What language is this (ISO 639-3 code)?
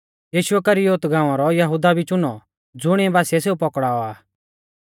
bfz